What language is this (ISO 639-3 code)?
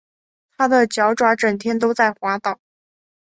zho